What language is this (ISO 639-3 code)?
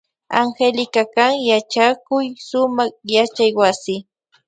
qvj